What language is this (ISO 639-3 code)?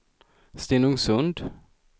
swe